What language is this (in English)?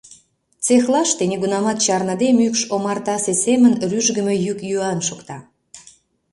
Mari